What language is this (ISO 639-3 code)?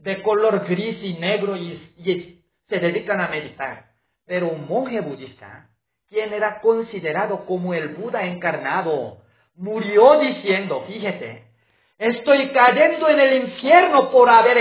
spa